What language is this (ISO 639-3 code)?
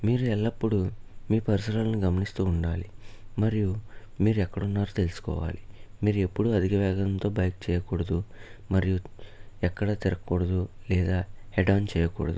tel